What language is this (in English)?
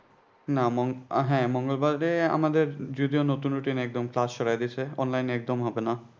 Bangla